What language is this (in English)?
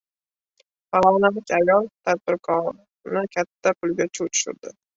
Uzbek